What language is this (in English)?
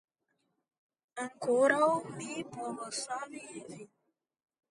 Esperanto